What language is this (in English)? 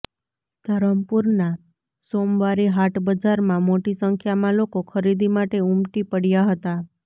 Gujarati